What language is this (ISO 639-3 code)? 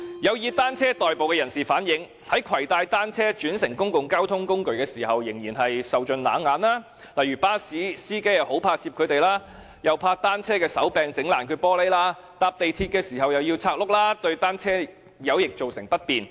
yue